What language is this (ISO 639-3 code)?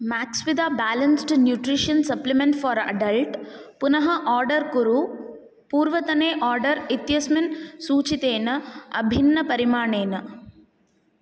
san